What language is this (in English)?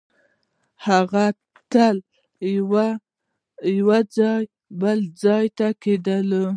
Pashto